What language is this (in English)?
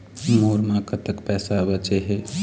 Chhattisgarhi